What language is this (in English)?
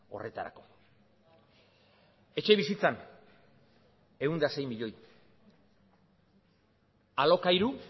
Basque